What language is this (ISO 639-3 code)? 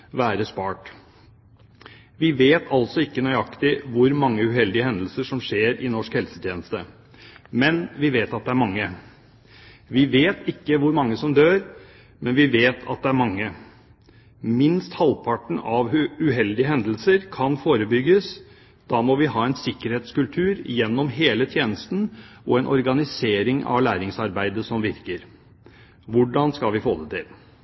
nob